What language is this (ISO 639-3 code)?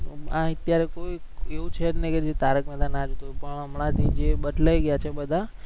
guj